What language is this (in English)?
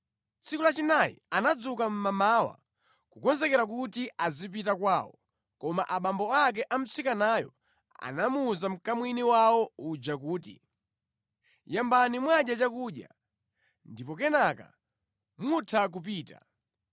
Nyanja